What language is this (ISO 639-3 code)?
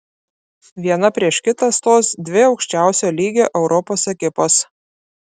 lit